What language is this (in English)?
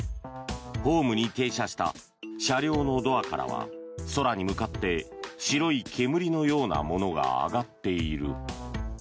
Japanese